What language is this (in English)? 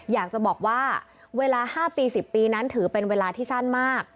Thai